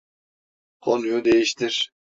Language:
Turkish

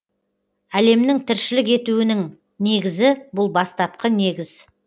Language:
Kazakh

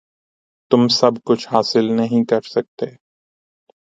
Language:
Urdu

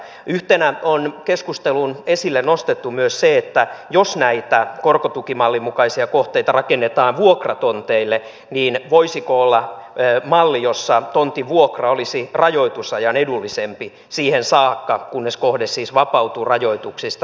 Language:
Finnish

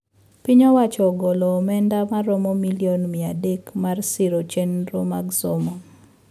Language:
Luo (Kenya and Tanzania)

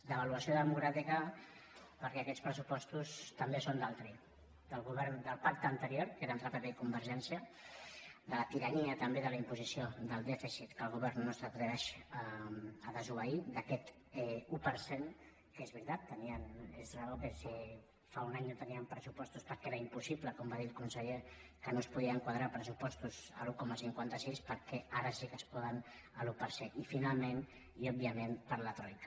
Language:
Catalan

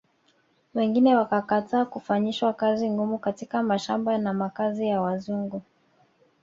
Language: Swahili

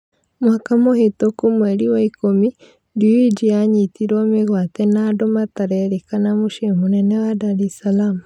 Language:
Kikuyu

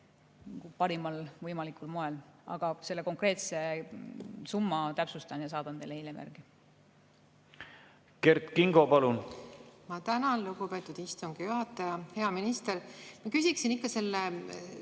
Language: Estonian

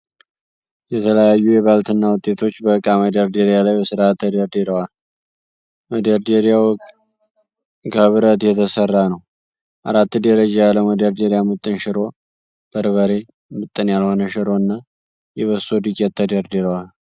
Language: Amharic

